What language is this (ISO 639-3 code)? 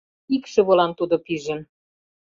chm